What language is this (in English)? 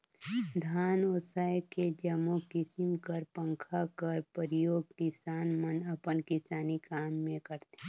Chhattisgarhi